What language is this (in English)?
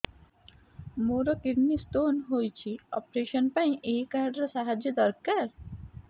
Odia